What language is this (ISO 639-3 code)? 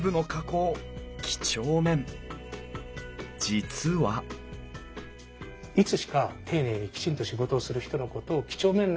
jpn